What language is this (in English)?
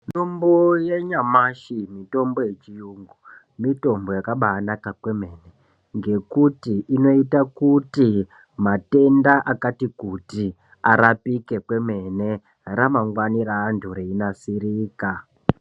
Ndau